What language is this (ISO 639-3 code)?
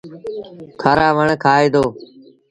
sbn